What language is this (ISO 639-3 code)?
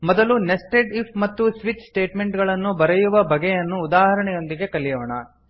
kan